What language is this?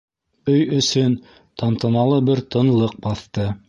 Bashkir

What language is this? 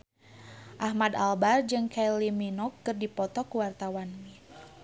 Sundanese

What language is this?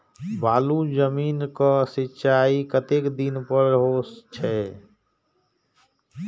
Maithili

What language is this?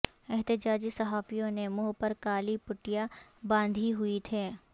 Urdu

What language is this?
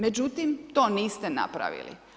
Croatian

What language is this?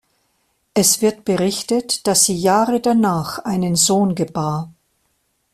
German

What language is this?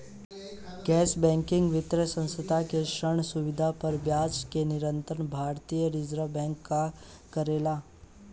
Bhojpuri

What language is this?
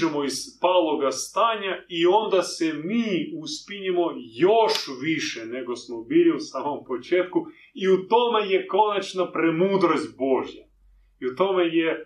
Croatian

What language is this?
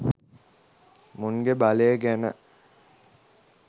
Sinhala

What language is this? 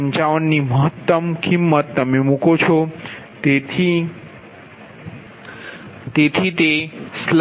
Gujarati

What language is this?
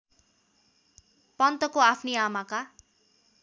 Nepali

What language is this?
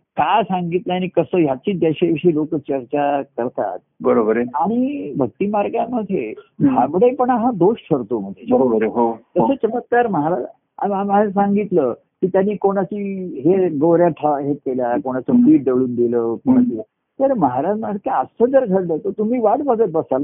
Marathi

